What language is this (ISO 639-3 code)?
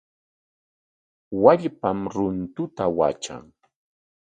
qwa